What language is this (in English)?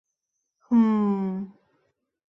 Mari